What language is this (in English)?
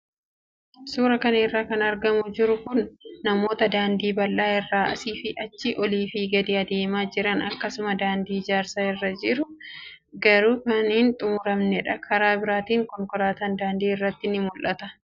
Oromo